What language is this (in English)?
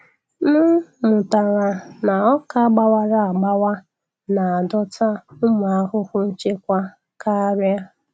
Igbo